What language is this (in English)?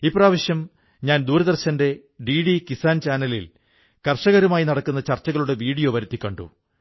Malayalam